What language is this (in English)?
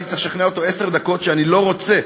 Hebrew